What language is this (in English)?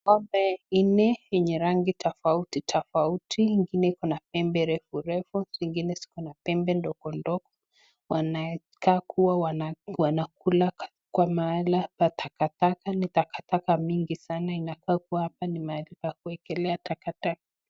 Swahili